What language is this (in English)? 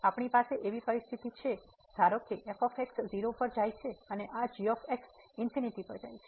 Gujarati